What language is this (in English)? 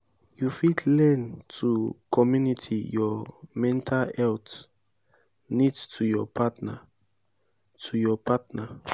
Nigerian Pidgin